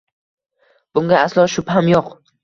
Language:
Uzbek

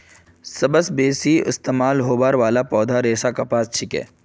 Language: Magahi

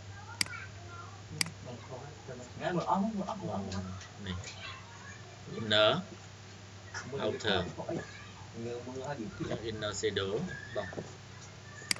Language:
Vietnamese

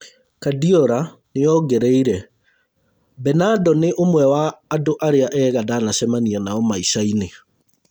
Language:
Kikuyu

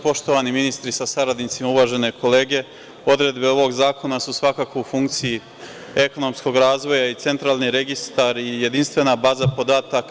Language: Serbian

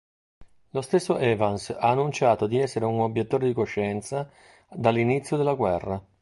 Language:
Italian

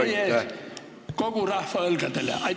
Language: Estonian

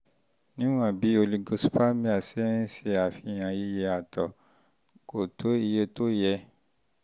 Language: Yoruba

